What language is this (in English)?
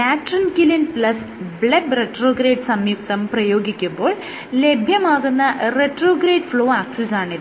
Malayalam